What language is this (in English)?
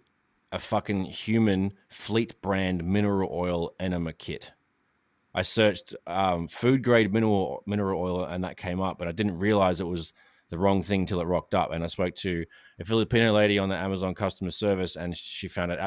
English